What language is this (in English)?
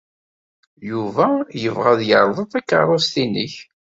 Kabyle